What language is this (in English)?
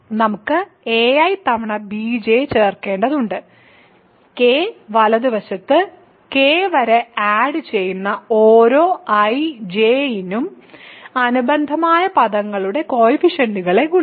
Malayalam